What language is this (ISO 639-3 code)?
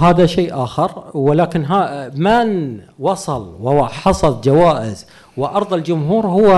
ara